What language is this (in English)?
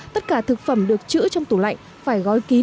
Vietnamese